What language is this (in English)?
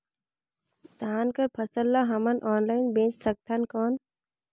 Chhattisgarhi